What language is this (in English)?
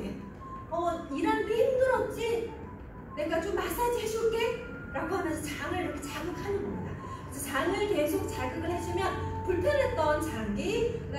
Korean